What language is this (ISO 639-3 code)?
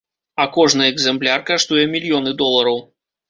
bel